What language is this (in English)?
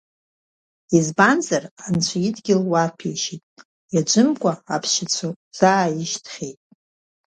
Abkhazian